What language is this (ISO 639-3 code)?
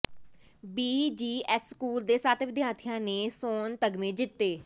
pan